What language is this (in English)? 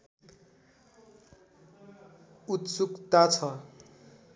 Nepali